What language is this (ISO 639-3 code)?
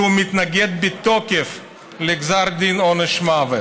heb